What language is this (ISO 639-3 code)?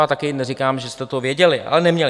ces